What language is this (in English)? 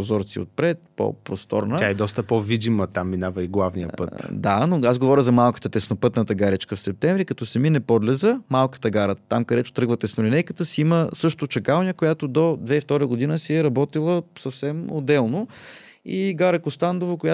Bulgarian